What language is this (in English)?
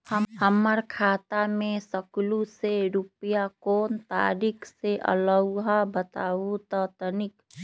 Magahi